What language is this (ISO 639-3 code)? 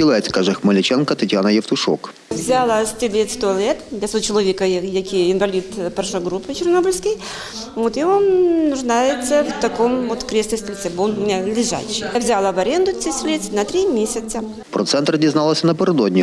ukr